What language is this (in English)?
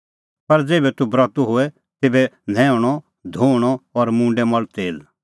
Kullu Pahari